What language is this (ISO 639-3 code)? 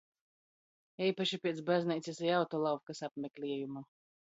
ltg